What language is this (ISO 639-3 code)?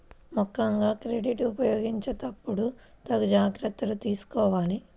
tel